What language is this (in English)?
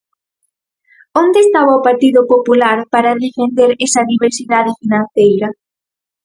Galician